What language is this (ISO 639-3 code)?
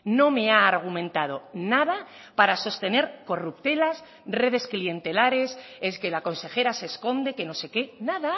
spa